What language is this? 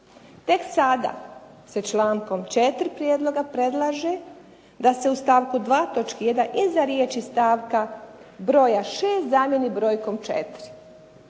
Croatian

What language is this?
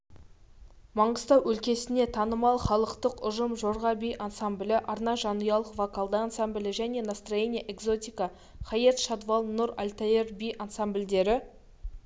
Kazakh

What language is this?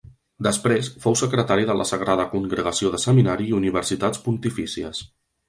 Catalan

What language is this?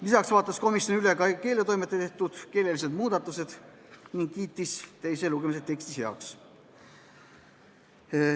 Estonian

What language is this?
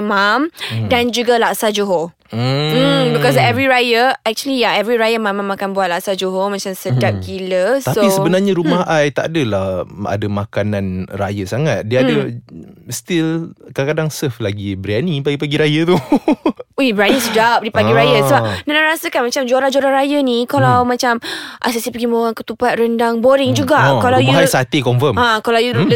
Malay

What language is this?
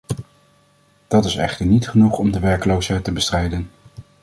Dutch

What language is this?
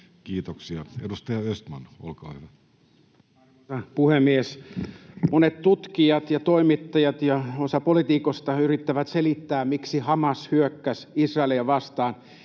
Finnish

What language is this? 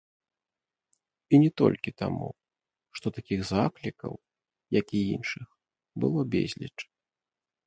Belarusian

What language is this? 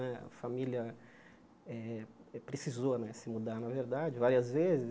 Portuguese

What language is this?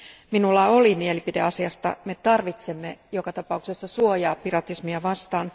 Finnish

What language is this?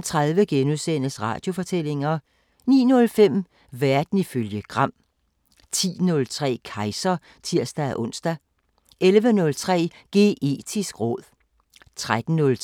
Danish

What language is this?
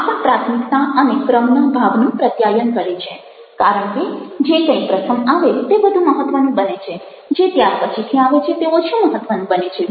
Gujarati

